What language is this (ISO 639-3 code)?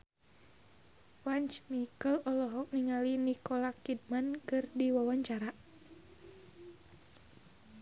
sun